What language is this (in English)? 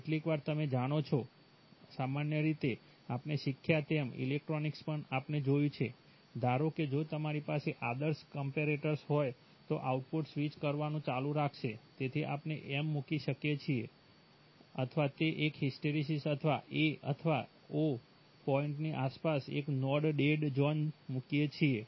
Gujarati